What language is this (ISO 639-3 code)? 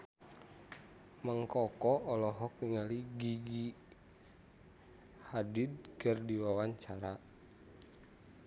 sun